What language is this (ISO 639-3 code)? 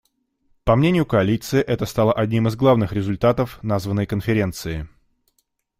rus